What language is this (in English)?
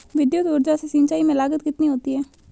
Hindi